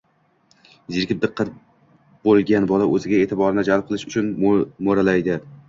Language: Uzbek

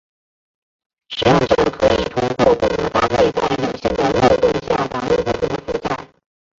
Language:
Chinese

